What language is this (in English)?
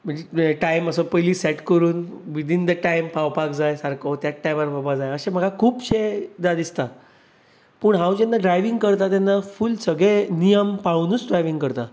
Konkani